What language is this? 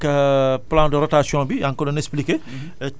Wolof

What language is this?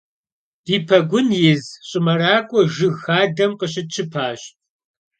Kabardian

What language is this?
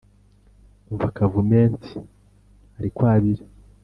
Kinyarwanda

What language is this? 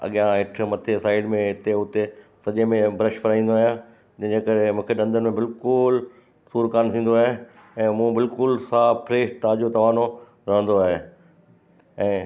Sindhi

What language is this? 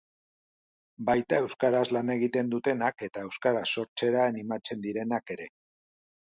Basque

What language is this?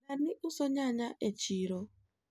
Luo (Kenya and Tanzania)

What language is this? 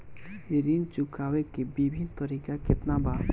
Bhojpuri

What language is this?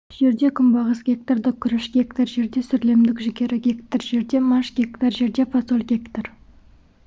Kazakh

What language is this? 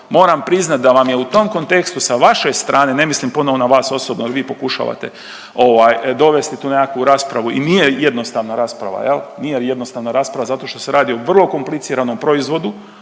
Croatian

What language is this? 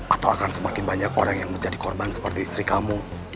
Indonesian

